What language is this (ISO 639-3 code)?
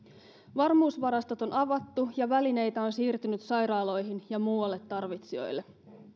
fin